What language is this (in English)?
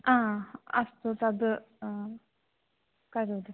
Sanskrit